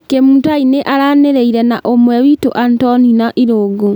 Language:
Kikuyu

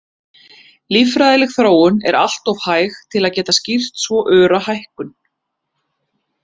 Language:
Icelandic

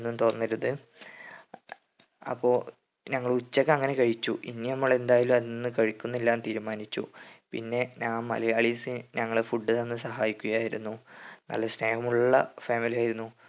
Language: Malayalam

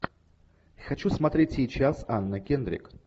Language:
Russian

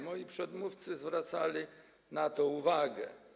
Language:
Polish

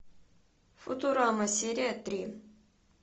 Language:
Russian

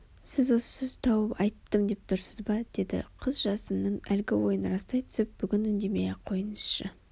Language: Kazakh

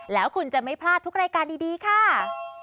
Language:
Thai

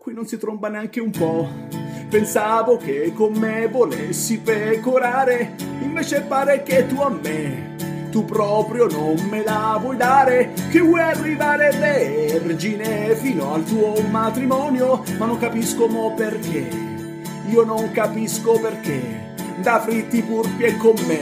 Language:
Italian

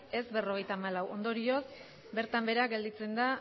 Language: Basque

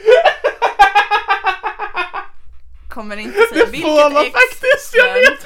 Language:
Swedish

